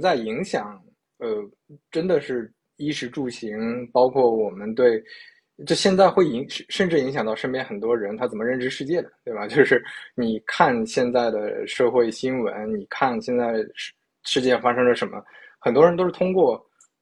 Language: Chinese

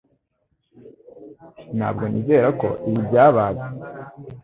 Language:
Kinyarwanda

